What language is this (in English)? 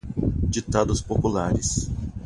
Portuguese